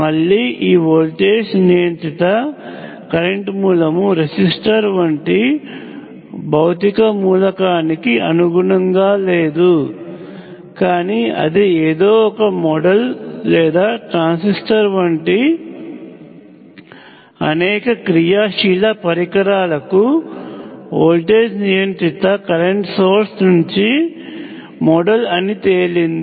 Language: Telugu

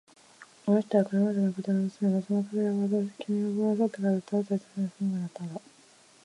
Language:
Japanese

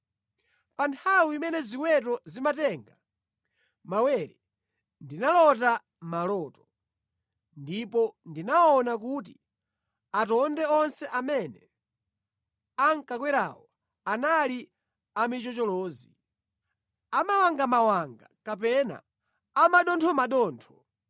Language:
Nyanja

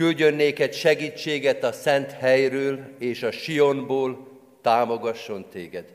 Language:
Hungarian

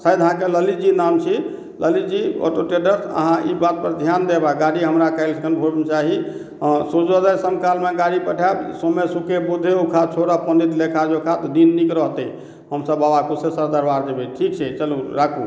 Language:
Maithili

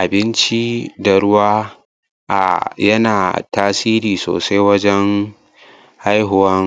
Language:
Hausa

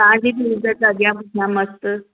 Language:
Sindhi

